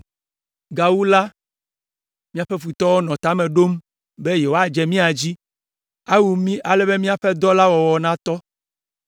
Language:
Ewe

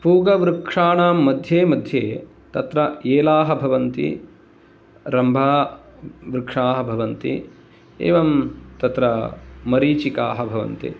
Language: Sanskrit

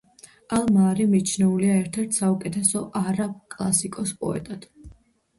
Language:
Georgian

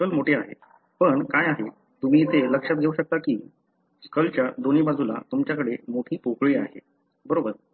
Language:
Marathi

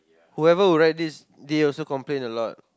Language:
English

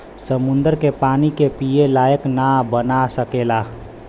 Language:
Bhojpuri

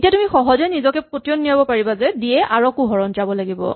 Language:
Assamese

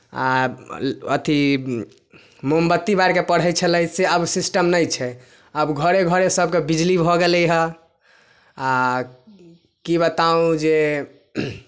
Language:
Maithili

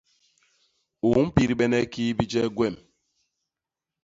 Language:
Basaa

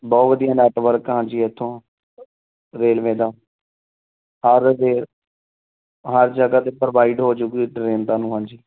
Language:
Punjabi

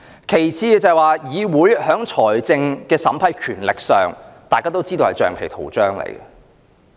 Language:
Cantonese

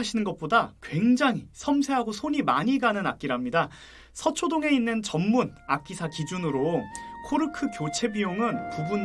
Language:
Korean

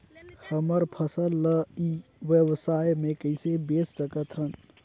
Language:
Chhattisgarhi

